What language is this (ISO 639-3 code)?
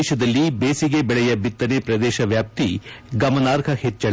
kan